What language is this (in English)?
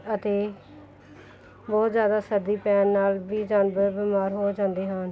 Punjabi